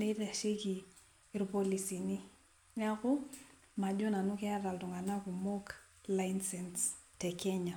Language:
Masai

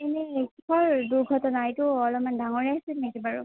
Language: Assamese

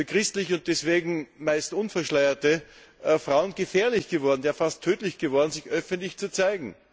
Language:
German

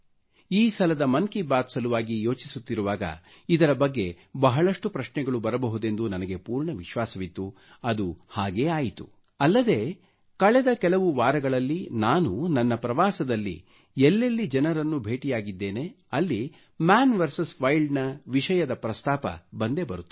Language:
Kannada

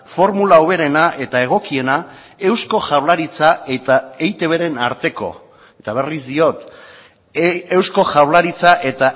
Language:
Basque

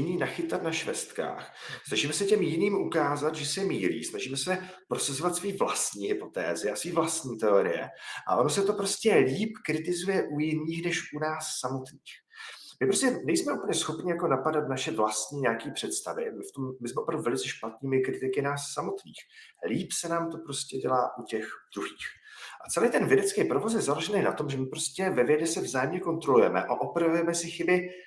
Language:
Czech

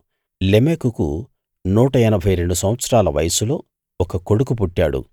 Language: Telugu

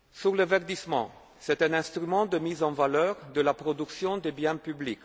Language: French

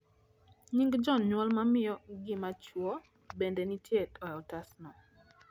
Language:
Luo (Kenya and Tanzania)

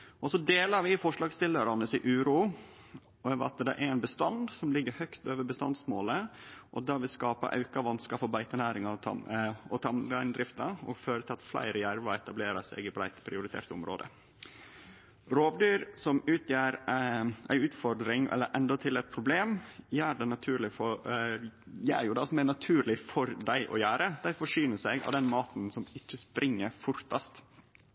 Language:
Norwegian Nynorsk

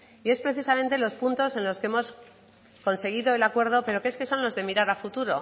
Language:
Spanish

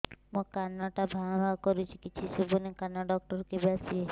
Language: Odia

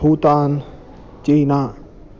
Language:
Sanskrit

